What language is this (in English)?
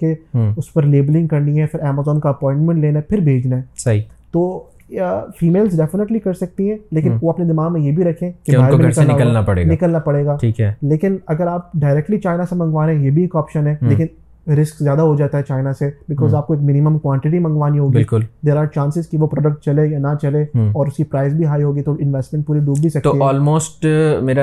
Urdu